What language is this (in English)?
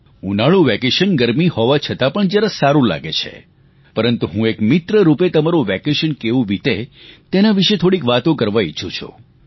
Gujarati